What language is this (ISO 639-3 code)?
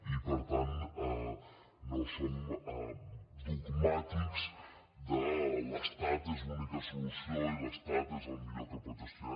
cat